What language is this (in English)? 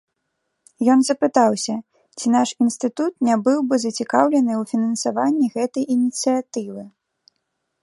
Belarusian